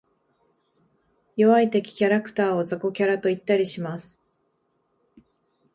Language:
Japanese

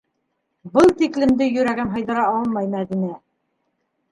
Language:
Bashkir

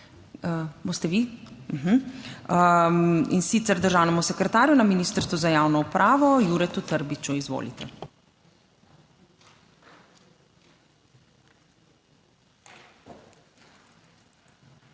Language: Slovenian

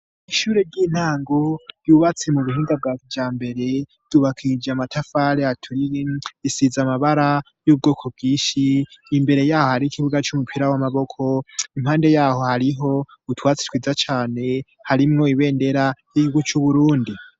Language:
Rundi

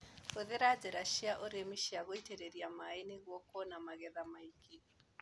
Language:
Kikuyu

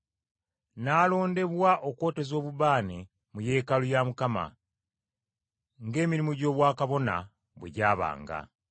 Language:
Ganda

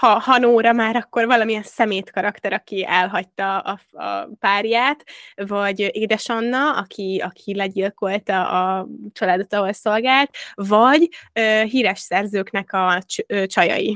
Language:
Hungarian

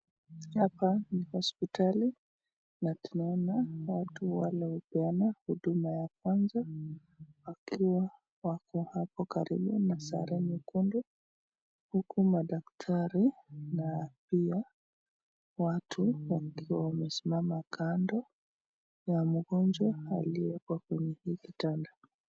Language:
Swahili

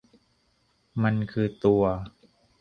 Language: Thai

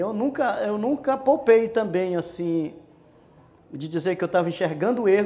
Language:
Portuguese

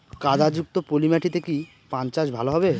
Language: Bangla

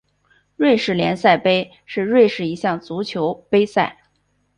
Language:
Chinese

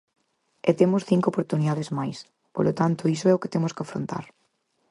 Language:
Galician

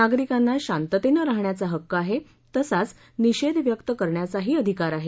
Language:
Marathi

